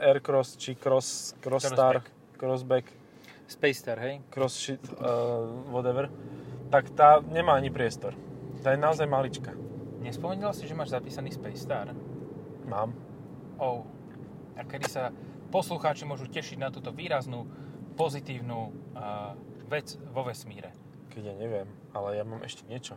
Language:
Slovak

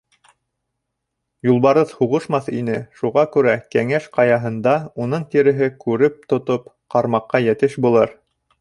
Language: Bashkir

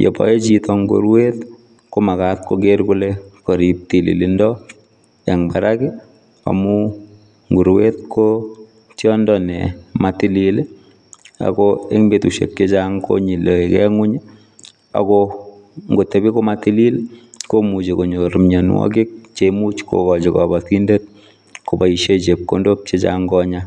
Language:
Kalenjin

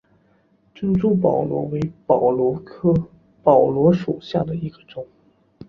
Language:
Chinese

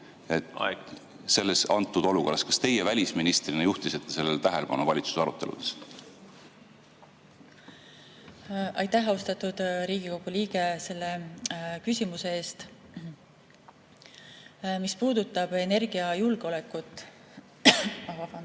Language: Estonian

